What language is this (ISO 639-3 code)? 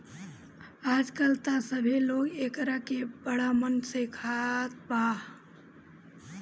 bho